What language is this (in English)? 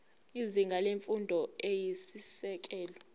Zulu